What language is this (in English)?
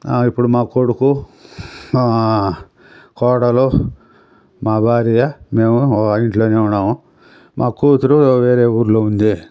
Telugu